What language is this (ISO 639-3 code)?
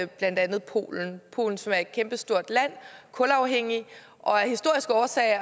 dan